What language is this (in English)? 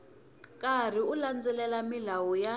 Tsonga